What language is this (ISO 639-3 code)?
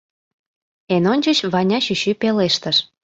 chm